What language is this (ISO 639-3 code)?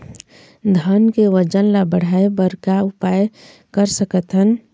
hne